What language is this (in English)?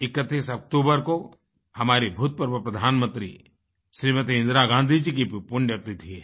Hindi